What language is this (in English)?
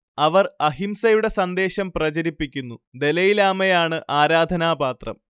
Malayalam